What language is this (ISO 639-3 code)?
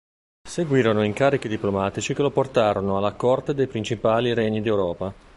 ita